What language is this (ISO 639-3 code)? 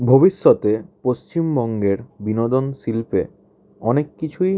ben